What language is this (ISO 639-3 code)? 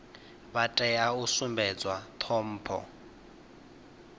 ven